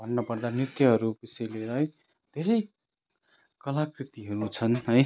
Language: Nepali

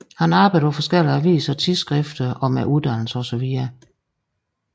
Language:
Danish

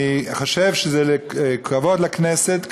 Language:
Hebrew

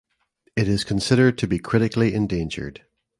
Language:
English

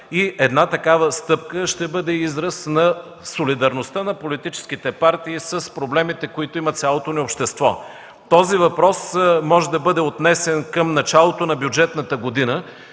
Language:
Bulgarian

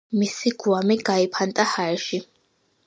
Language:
Georgian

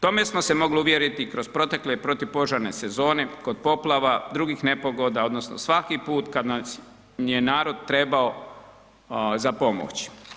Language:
Croatian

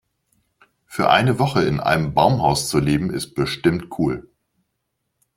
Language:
German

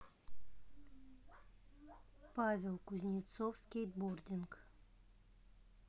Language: Russian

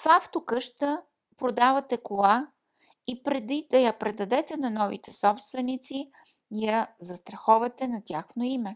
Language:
Bulgarian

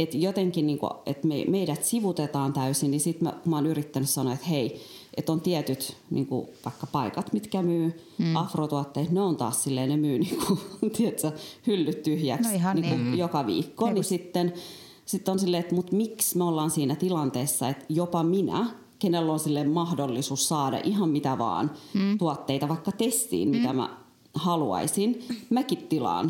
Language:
Finnish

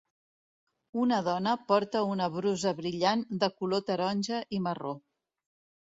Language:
Catalan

